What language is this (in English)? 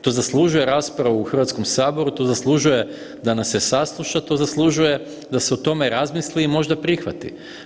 Croatian